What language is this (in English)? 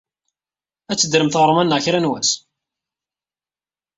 Kabyle